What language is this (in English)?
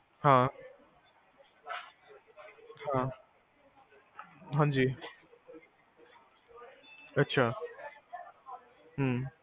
Punjabi